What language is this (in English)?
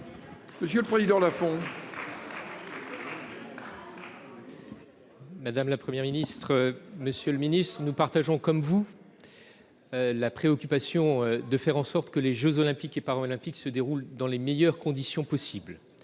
French